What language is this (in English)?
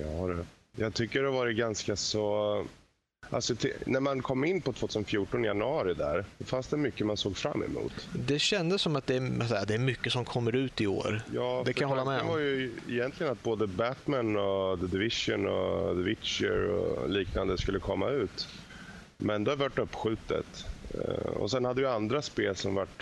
Swedish